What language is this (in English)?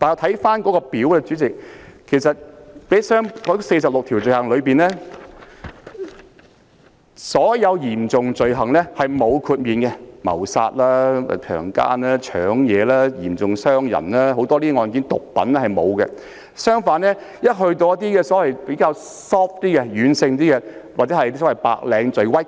Cantonese